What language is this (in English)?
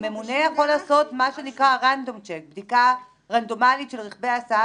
Hebrew